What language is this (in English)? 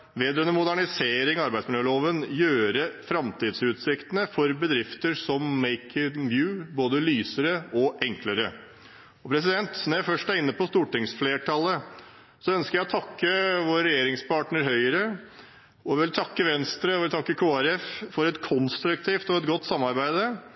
Norwegian Bokmål